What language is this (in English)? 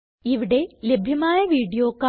Malayalam